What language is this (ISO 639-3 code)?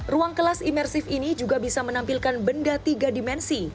ind